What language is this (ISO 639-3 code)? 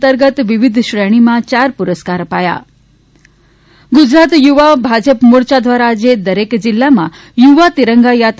guj